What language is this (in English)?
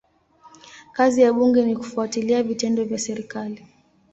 Swahili